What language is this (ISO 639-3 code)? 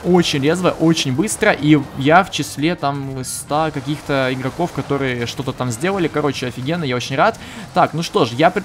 rus